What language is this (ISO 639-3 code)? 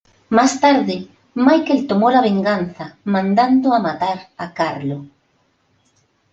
spa